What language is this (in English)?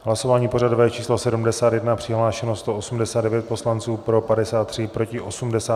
Czech